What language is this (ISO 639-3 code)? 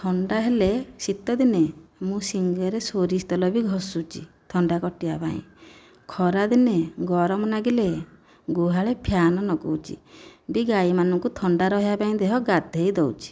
ori